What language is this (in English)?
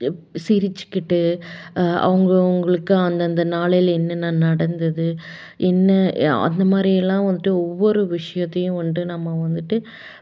Tamil